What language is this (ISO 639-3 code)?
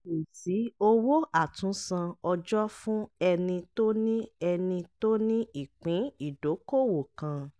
yor